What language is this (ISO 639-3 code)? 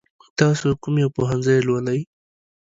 pus